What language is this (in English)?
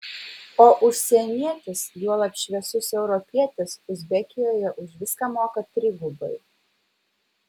Lithuanian